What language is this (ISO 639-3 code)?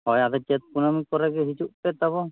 sat